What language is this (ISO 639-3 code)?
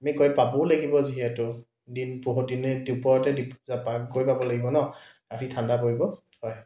asm